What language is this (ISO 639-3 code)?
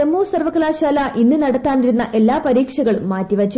mal